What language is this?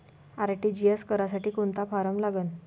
Marathi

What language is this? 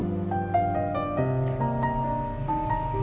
Indonesian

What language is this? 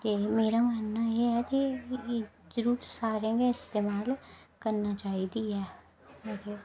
Dogri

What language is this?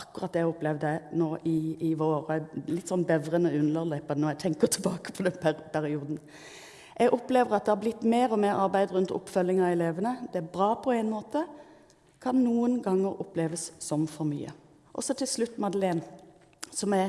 Norwegian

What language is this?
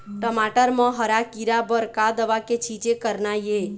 Chhattisgarhi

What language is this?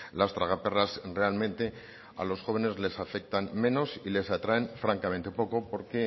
Spanish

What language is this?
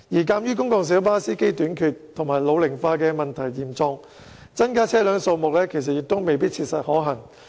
Cantonese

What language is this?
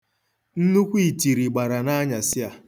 Igbo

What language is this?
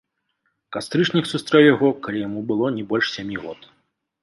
Belarusian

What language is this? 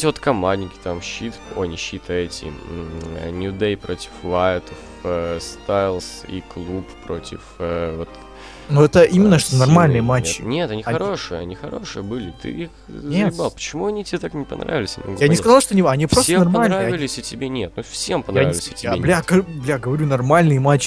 Russian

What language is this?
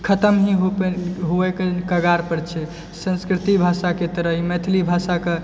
Maithili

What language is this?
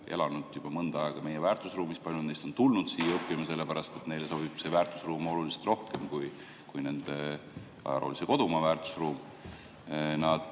Estonian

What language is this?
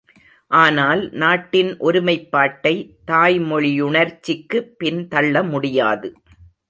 Tamil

